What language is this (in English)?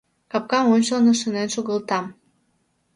Mari